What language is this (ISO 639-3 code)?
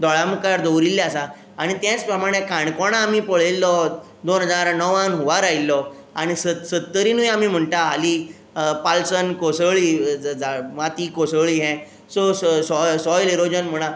kok